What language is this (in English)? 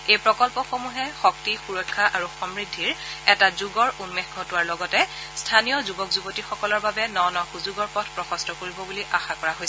Assamese